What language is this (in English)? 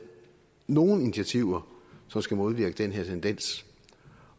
Danish